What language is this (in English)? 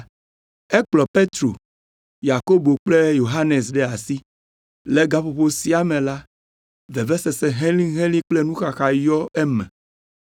Ewe